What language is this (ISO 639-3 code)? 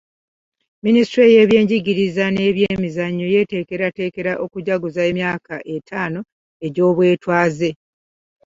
lug